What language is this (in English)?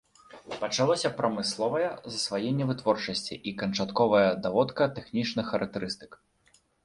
Belarusian